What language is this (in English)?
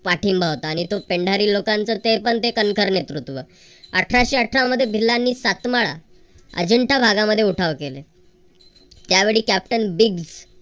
Marathi